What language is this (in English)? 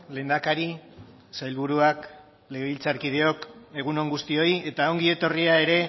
Basque